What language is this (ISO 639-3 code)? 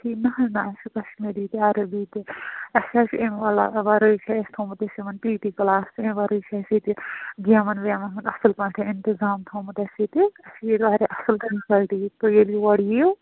kas